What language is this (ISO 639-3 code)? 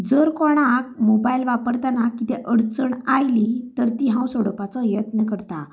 kok